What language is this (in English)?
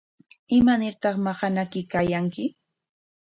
Corongo Ancash Quechua